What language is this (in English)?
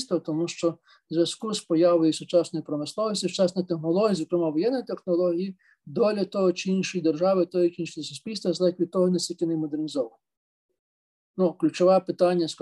Ukrainian